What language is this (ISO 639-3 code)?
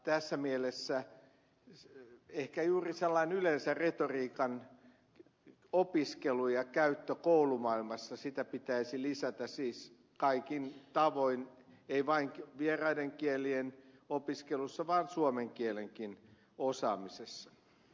fin